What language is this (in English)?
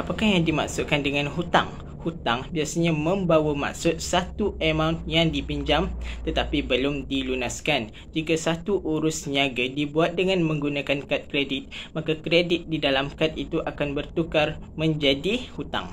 Malay